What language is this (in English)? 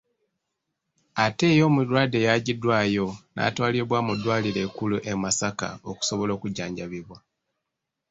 Ganda